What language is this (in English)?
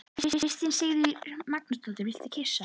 Icelandic